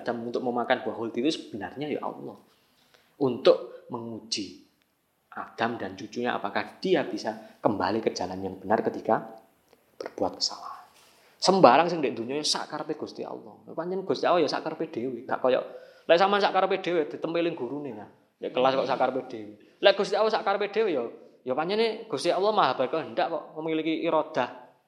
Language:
Indonesian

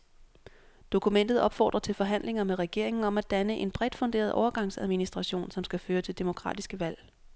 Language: Danish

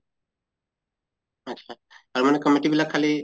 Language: Assamese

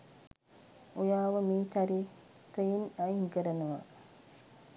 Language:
Sinhala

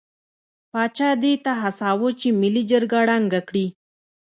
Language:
Pashto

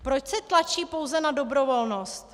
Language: Czech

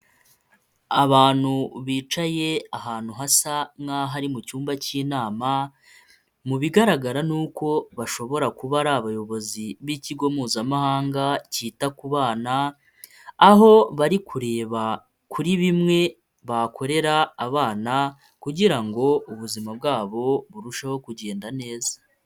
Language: Kinyarwanda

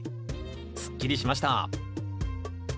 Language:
Japanese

